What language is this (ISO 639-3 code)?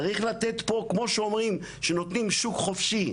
heb